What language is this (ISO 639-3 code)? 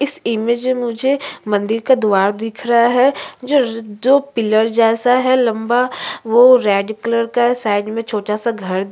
hin